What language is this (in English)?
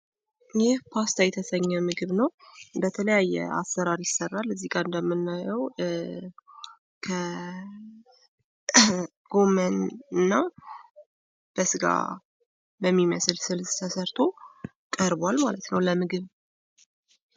Amharic